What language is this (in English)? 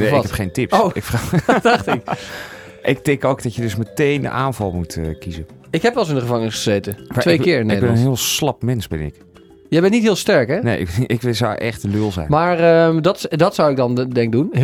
Dutch